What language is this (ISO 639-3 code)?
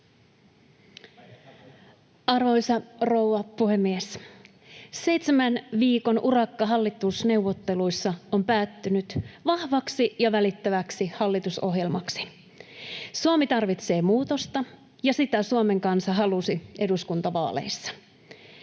fin